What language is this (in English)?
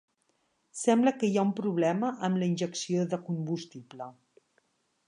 Catalan